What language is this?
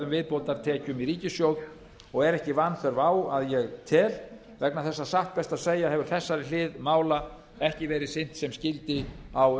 Icelandic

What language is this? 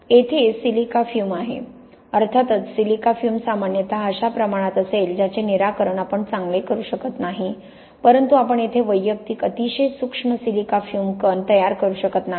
Marathi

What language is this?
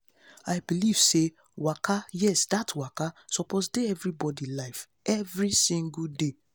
Nigerian Pidgin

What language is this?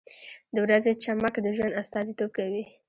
Pashto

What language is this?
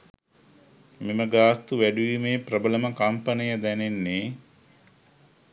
Sinhala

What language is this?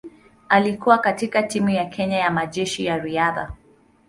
Swahili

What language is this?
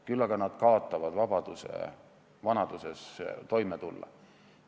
Estonian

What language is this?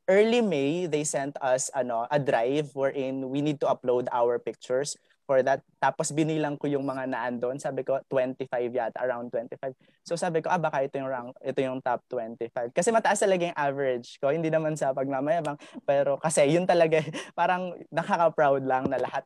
Filipino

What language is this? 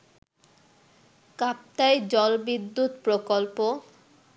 Bangla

